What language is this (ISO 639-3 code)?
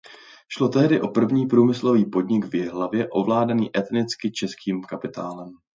ces